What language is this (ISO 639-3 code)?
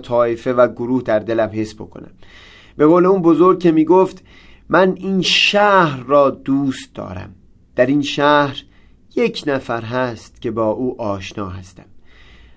fas